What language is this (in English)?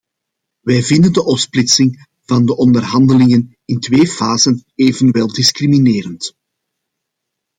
Dutch